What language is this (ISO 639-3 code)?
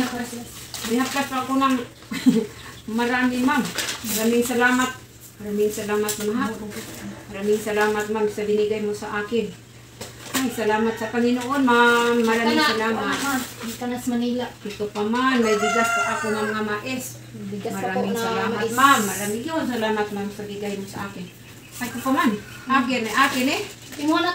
fil